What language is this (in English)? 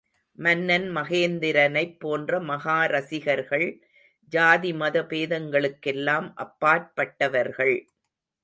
Tamil